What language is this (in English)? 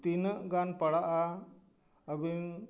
Santali